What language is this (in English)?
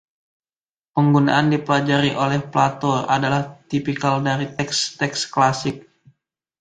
Indonesian